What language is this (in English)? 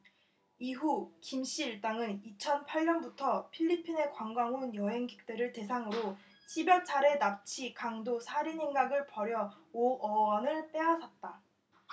Korean